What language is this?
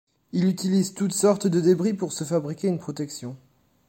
French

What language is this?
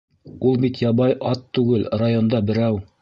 Bashkir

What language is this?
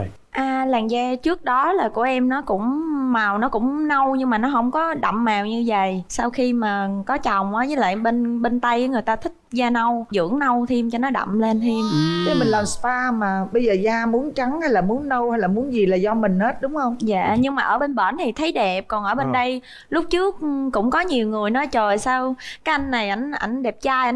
Vietnamese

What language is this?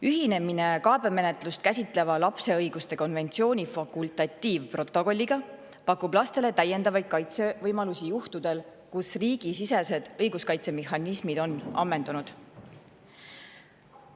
Estonian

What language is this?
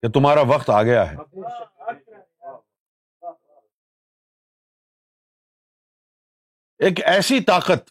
Urdu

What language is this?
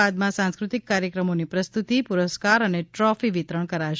Gujarati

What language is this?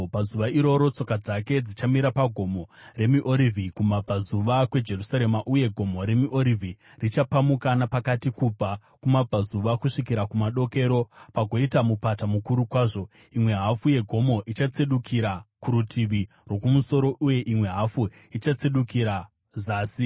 Shona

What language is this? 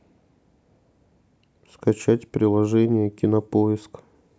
Russian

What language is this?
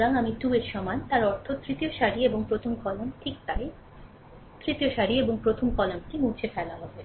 Bangla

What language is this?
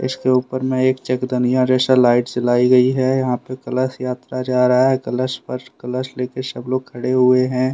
Hindi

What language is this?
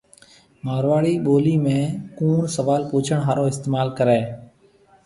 Marwari (Pakistan)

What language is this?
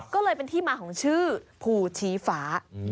Thai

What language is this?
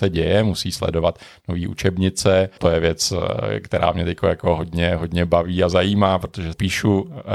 Czech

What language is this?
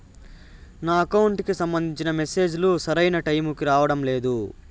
Telugu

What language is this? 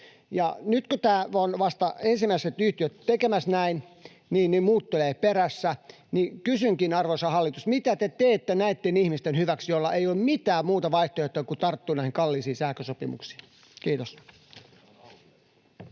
Finnish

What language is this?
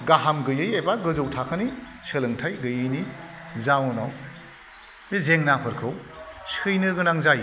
Bodo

